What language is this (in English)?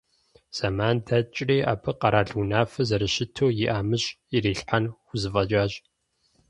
Kabardian